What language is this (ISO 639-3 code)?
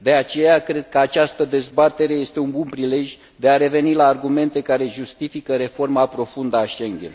ron